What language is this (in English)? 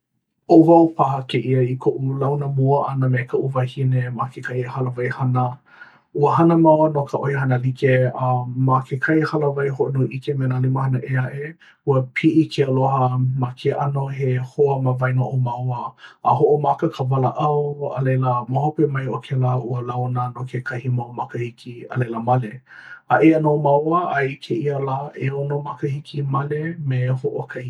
Hawaiian